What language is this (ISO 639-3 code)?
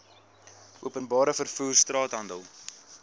afr